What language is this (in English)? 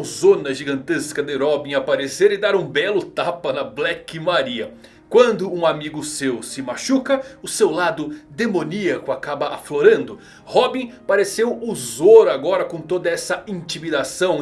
Portuguese